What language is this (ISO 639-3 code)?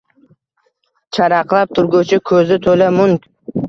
uzb